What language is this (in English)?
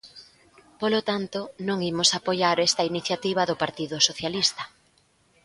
Galician